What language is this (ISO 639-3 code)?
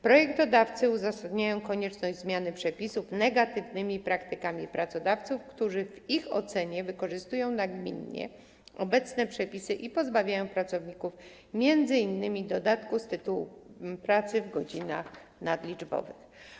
pol